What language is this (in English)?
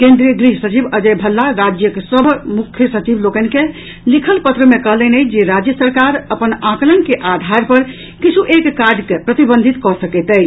Maithili